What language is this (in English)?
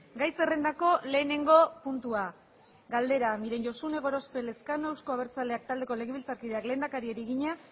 Basque